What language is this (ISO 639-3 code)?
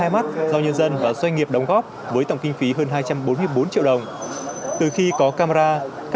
vie